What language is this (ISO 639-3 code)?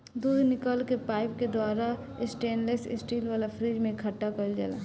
bho